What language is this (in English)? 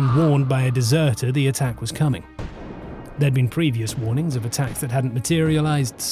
English